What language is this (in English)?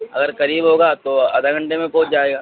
Urdu